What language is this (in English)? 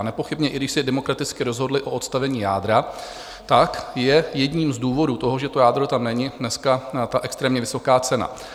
Czech